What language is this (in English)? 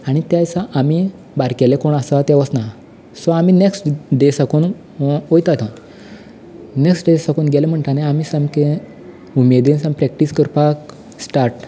Konkani